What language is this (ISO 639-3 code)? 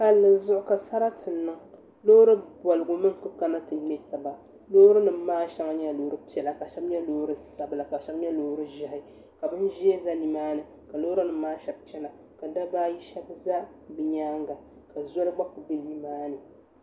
dag